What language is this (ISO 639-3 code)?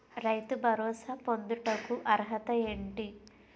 tel